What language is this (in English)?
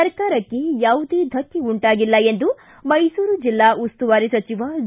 Kannada